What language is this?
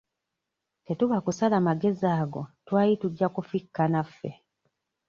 Ganda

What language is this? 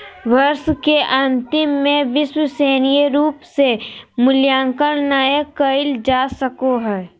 Magahi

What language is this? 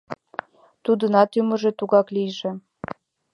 Mari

